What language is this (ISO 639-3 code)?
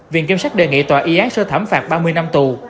vie